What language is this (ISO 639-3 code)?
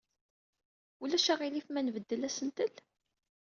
kab